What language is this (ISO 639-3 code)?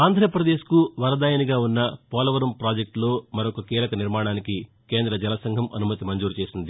tel